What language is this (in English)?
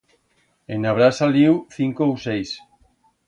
Aragonese